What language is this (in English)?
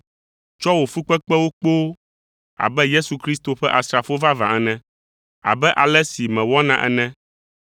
Ewe